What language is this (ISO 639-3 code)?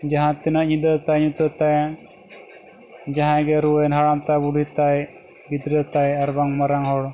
sat